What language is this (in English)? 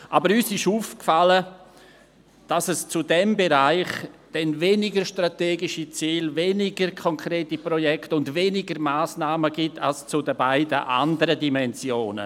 Swiss German